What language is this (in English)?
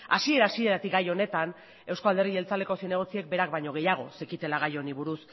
Basque